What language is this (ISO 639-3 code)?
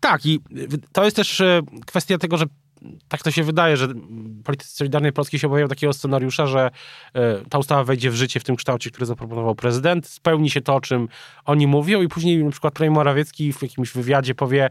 pol